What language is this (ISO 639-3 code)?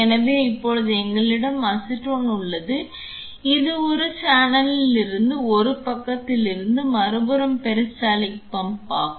tam